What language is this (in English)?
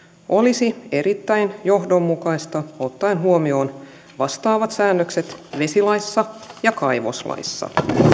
Finnish